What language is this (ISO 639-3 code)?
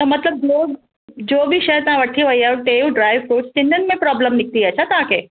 snd